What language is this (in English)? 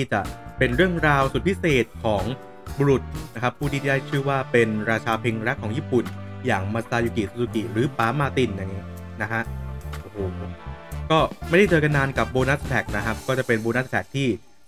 Thai